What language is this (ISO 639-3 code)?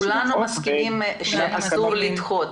heb